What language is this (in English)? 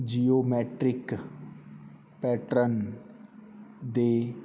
Punjabi